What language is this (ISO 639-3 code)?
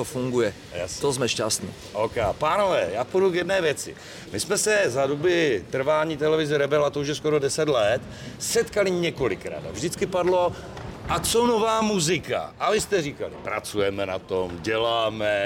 ces